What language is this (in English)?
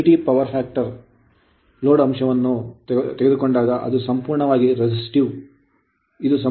Kannada